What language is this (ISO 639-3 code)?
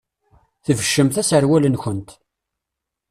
kab